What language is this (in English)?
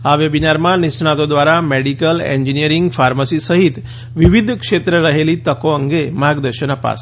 Gujarati